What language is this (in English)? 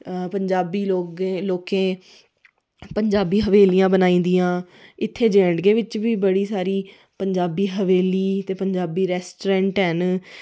Dogri